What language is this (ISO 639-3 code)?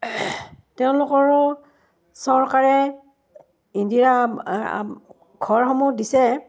asm